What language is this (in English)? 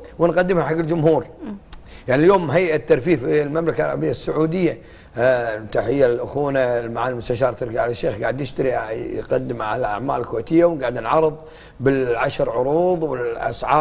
Arabic